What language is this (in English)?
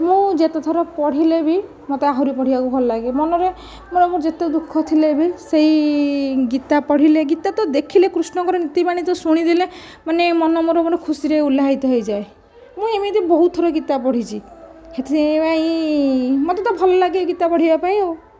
Odia